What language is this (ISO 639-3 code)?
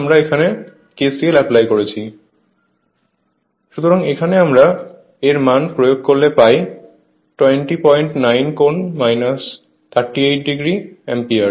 ben